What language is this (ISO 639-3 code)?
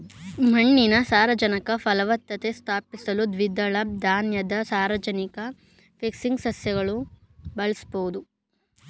kan